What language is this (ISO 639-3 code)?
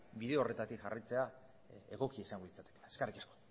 eus